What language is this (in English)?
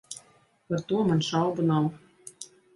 Latvian